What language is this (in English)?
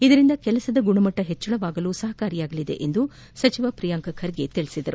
Kannada